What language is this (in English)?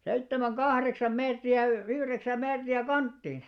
Finnish